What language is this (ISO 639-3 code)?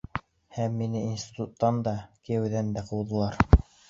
bak